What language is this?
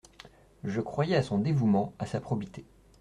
French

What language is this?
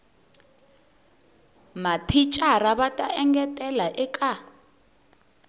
Tsonga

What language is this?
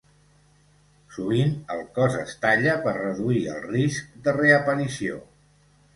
Catalan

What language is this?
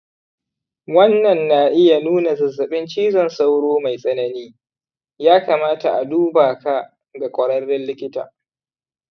Hausa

